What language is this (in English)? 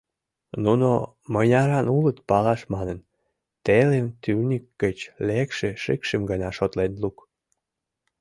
Mari